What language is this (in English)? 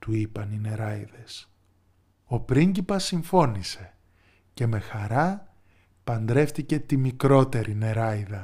Greek